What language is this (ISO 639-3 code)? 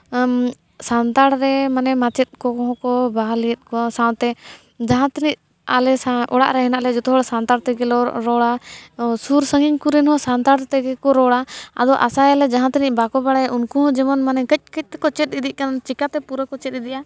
sat